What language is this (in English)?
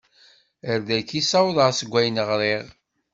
Kabyle